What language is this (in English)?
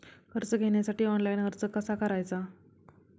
Marathi